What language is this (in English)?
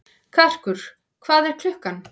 Icelandic